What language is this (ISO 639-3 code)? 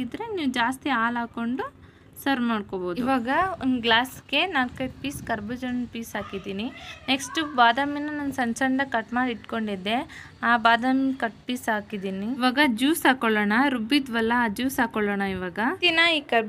hin